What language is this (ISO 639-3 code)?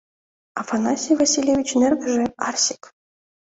chm